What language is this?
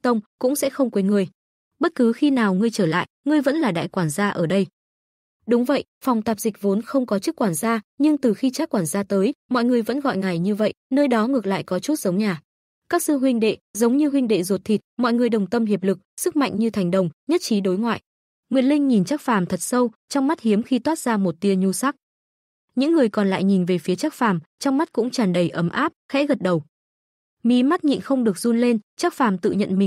Vietnamese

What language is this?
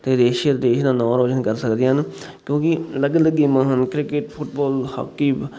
Punjabi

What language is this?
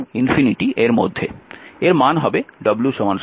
Bangla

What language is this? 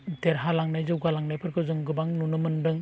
Bodo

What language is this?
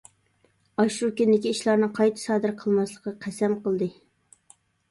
Uyghur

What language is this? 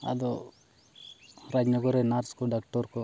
Santali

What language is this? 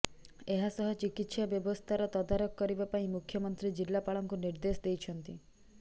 Odia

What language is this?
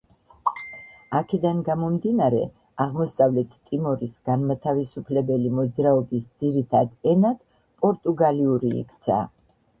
Georgian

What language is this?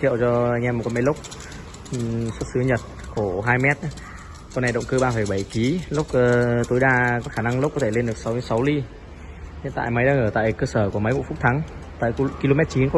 Vietnamese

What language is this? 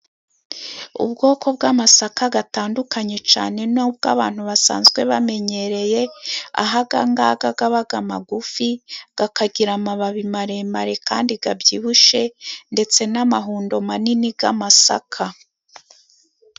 Kinyarwanda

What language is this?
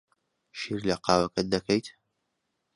Central Kurdish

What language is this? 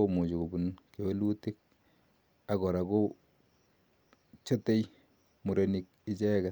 Kalenjin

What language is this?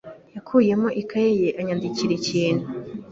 Kinyarwanda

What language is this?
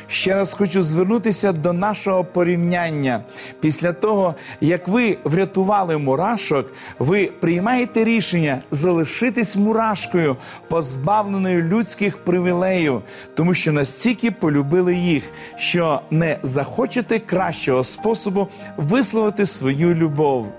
Ukrainian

